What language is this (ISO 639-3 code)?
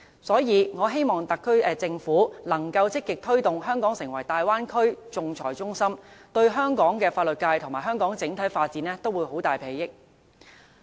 yue